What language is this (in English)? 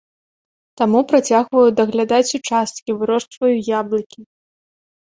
Belarusian